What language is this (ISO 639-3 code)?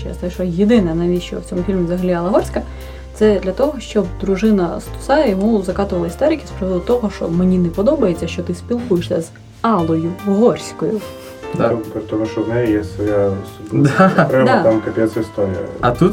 ukr